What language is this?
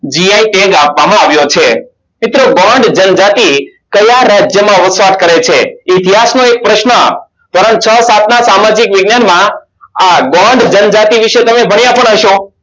Gujarati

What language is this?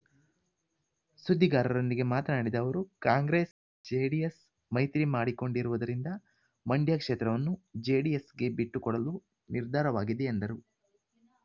Kannada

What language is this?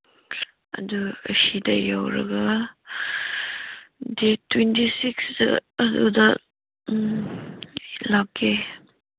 Manipuri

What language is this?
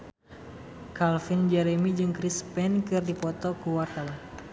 Sundanese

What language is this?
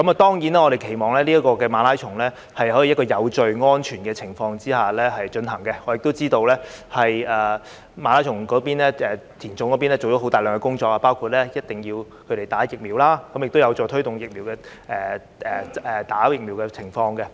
Cantonese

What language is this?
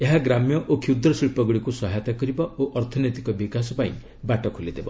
Odia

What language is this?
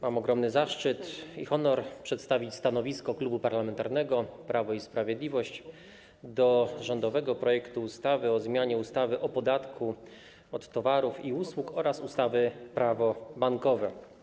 Polish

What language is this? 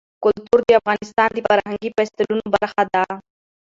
Pashto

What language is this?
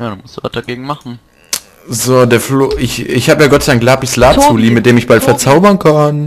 German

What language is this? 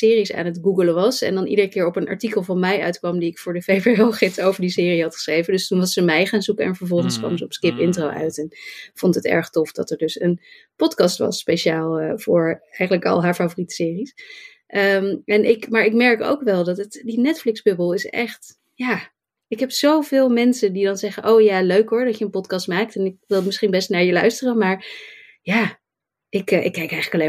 Dutch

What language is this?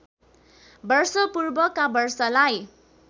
Nepali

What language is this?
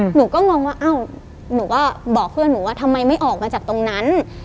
Thai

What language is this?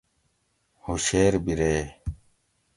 Gawri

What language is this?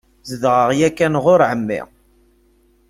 Kabyle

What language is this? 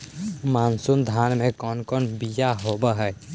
Magahi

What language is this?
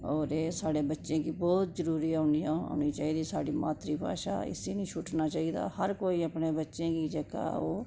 Dogri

